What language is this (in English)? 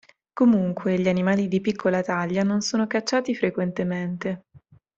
Italian